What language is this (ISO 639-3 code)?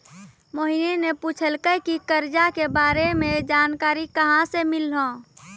mai